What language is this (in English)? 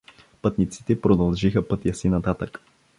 Bulgarian